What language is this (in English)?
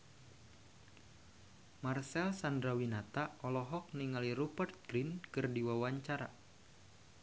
Sundanese